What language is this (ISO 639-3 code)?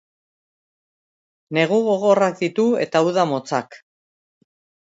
eus